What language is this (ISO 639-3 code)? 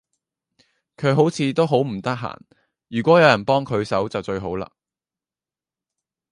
yue